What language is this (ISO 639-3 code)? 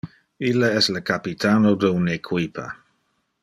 ina